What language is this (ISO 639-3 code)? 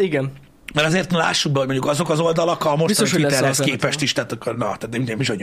hun